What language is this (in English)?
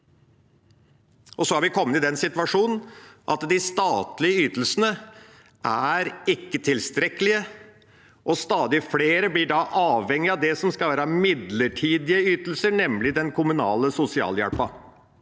Norwegian